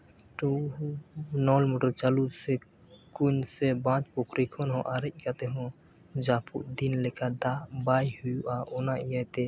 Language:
Santali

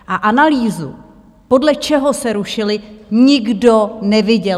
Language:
Czech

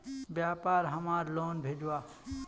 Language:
Magahi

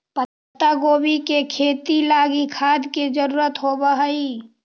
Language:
Magahi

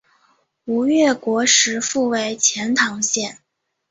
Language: Chinese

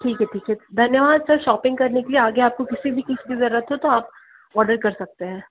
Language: Hindi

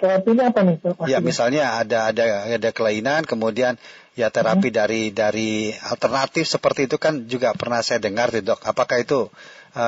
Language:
Indonesian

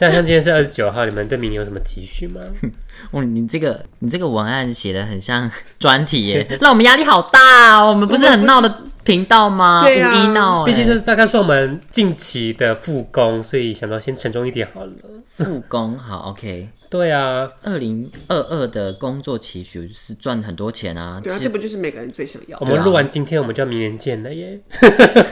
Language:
Chinese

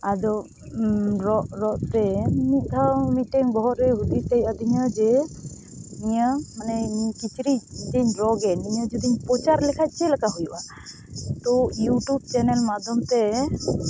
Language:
Santali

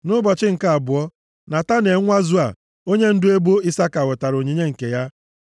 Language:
Igbo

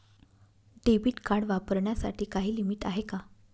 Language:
Marathi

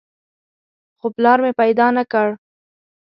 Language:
Pashto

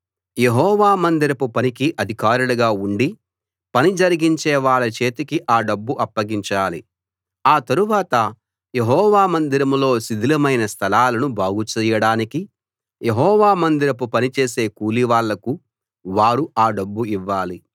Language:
Telugu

